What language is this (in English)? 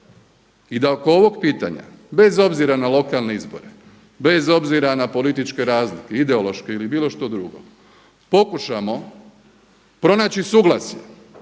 Croatian